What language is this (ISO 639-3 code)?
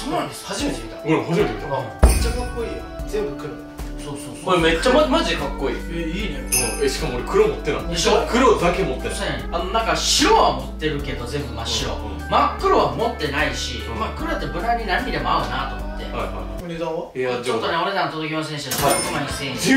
jpn